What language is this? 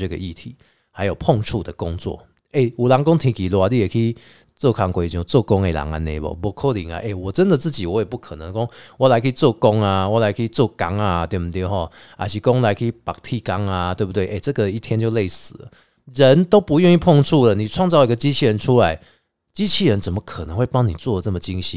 Chinese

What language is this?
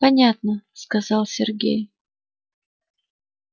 Russian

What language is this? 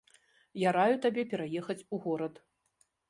Belarusian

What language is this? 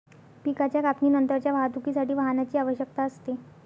Marathi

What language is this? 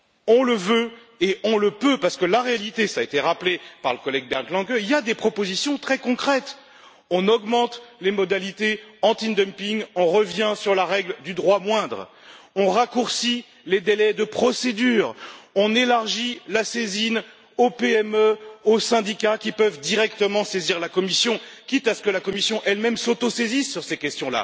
French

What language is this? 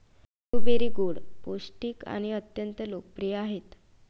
Marathi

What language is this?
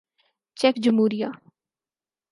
Urdu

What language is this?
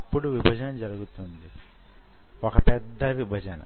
Telugu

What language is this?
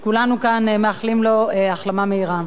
Hebrew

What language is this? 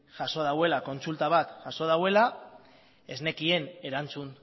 Basque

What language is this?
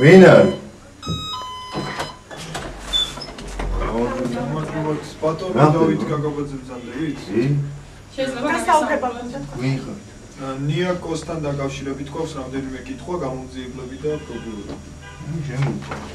Romanian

